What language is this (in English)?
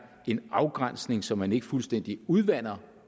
Danish